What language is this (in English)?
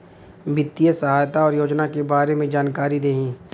Bhojpuri